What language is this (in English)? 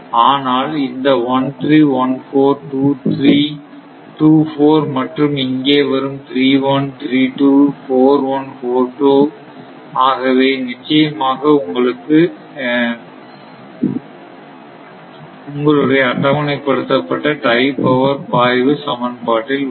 Tamil